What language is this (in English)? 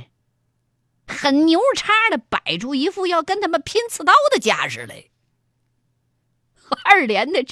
Chinese